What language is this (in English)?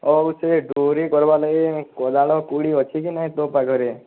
Odia